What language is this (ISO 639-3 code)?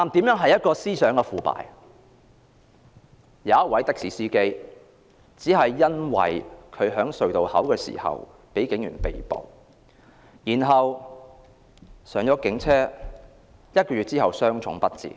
yue